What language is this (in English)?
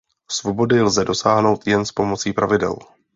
Czech